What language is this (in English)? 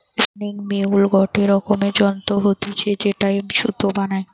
Bangla